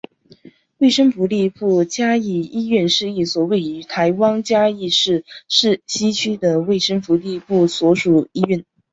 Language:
Chinese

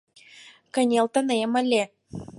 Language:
Mari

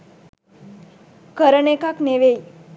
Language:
Sinhala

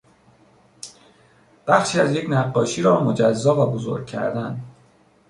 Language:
Persian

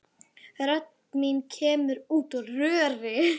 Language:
Icelandic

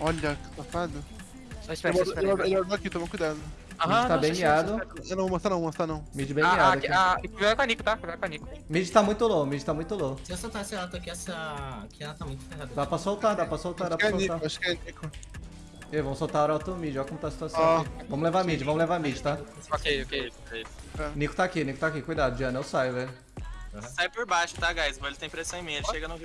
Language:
Portuguese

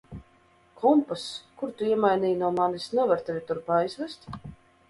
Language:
Latvian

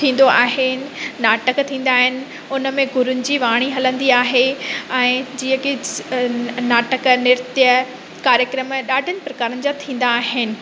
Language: Sindhi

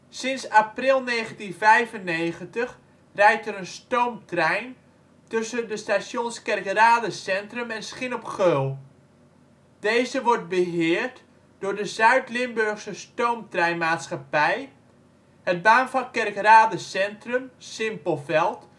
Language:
Dutch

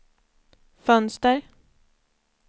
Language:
Swedish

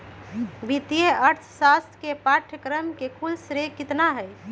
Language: Magahi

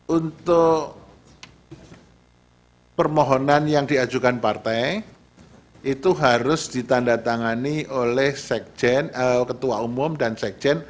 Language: Indonesian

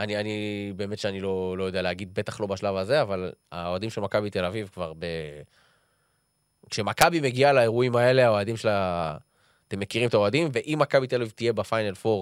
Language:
Hebrew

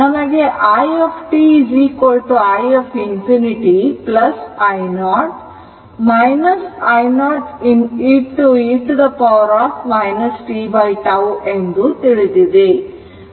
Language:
Kannada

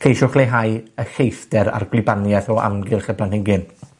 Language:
Welsh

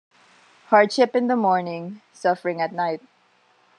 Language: English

